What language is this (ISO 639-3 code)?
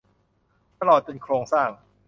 tha